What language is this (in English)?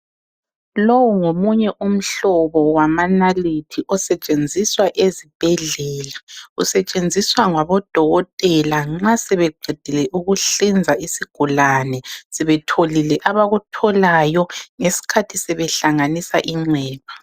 North Ndebele